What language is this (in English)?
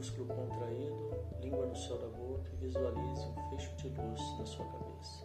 Portuguese